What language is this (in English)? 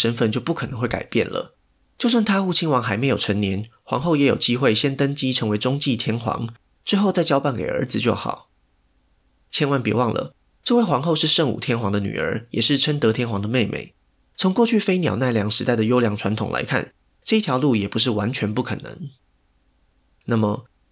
Chinese